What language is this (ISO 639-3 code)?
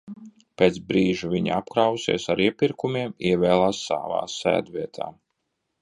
lav